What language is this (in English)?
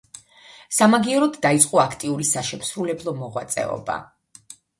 Georgian